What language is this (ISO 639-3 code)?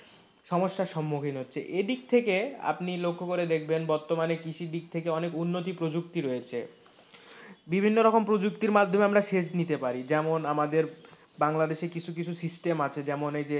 ben